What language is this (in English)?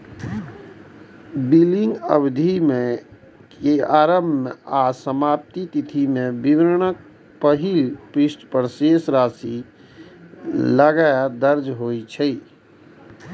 Maithili